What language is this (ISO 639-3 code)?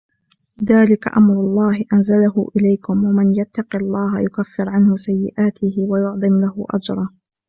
ara